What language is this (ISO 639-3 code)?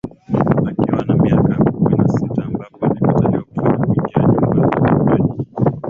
swa